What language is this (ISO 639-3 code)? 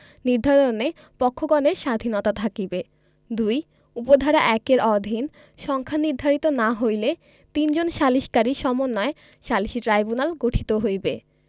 ben